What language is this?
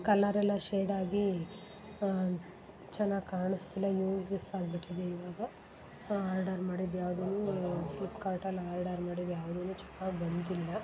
Kannada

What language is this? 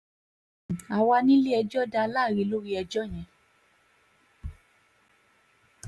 Yoruba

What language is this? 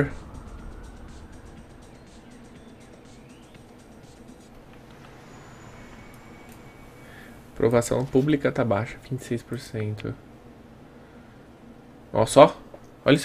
Portuguese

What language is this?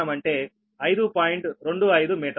Telugu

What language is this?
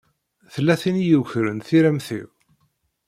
Kabyle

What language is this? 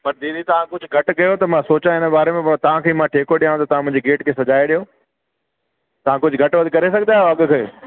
Sindhi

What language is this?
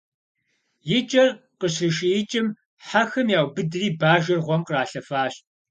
Kabardian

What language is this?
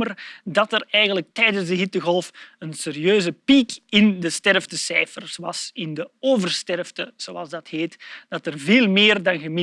Dutch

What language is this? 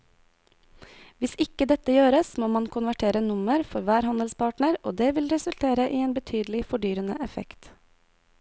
Norwegian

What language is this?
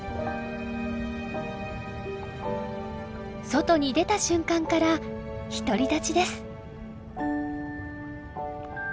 Japanese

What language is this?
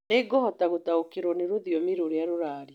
Kikuyu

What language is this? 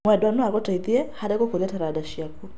Kikuyu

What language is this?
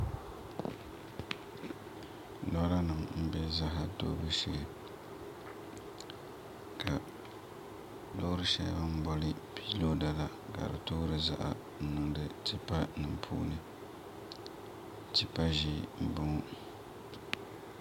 Dagbani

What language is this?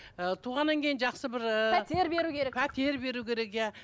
Kazakh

